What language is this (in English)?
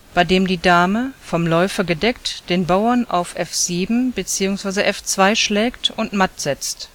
German